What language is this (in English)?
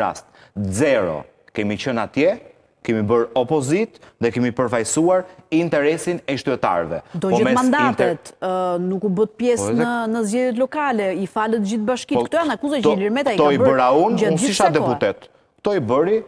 Romanian